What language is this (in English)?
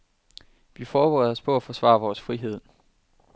Danish